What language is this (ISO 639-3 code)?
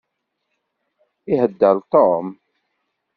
kab